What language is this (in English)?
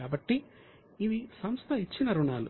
Telugu